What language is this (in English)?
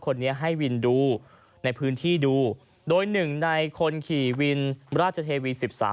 Thai